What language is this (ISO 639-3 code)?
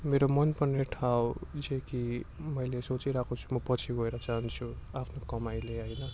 nep